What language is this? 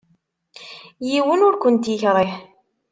Kabyle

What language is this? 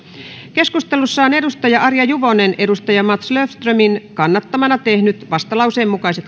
Finnish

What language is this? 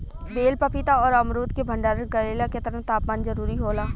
Bhojpuri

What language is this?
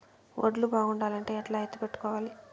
Telugu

